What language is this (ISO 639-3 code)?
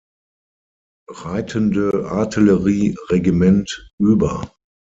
deu